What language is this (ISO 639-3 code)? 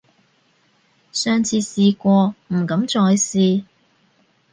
yue